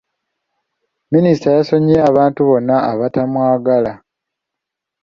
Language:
Ganda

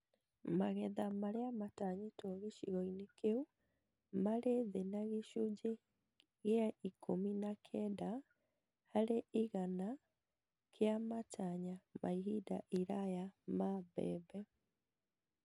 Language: Kikuyu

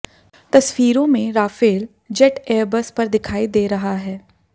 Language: Hindi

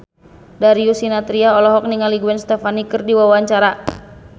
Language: Sundanese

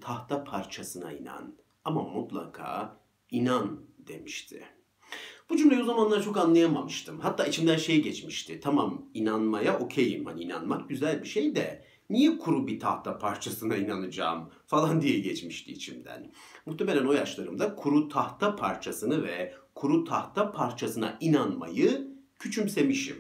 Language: Turkish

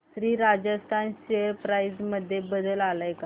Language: Marathi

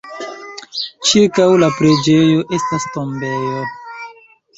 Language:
Esperanto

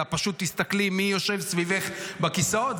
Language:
Hebrew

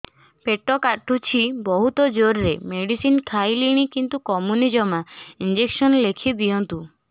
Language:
Odia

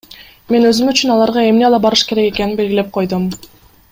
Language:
Kyrgyz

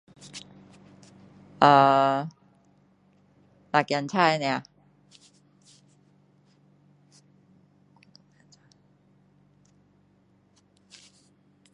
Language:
Min Dong Chinese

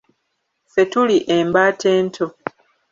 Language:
Ganda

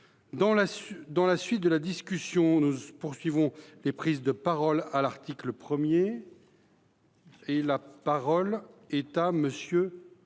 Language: French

